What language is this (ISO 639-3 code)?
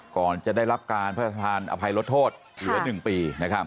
tha